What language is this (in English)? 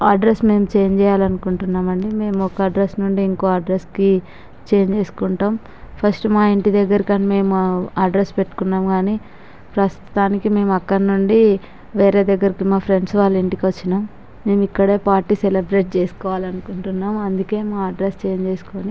Telugu